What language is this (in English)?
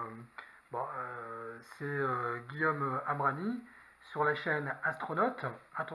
French